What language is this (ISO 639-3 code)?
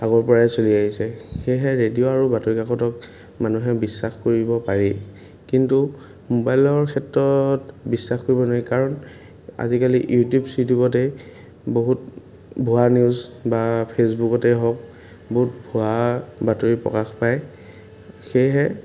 asm